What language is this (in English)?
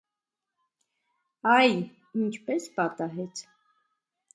Armenian